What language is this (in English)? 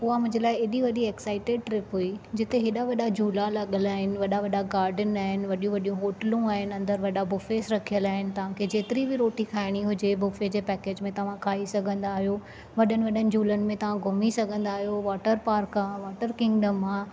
Sindhi